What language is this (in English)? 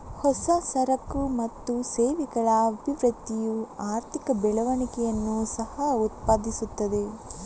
Kannada